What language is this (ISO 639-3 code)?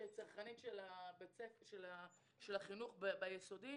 heb